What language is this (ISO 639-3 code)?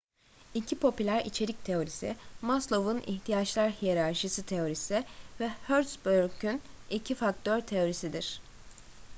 tur